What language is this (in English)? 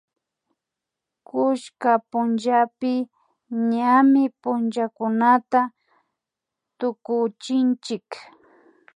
Imbabura Highland Quichua